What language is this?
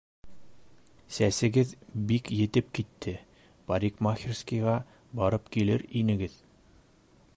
Bashkir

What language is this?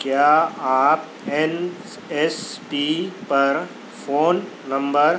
Urdu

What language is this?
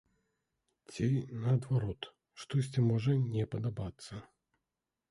Belarusian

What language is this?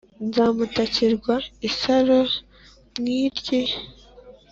Kinyarwanda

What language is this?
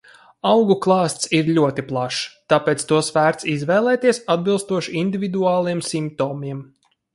Latvian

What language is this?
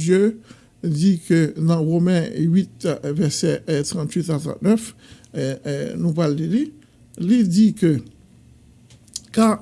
French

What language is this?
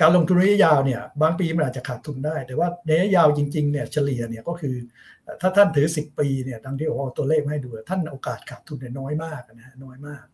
Thai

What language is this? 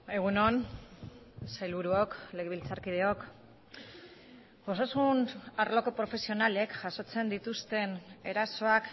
Basque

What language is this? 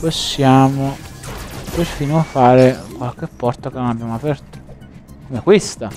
Italian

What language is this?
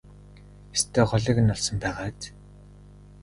Mongolian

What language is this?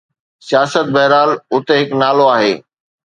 Sindhi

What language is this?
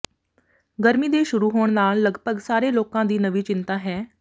Punjabi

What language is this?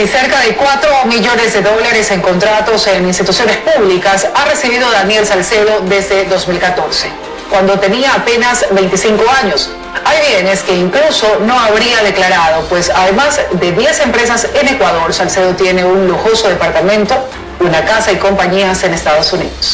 Spanish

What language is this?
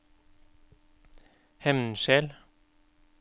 Norwegian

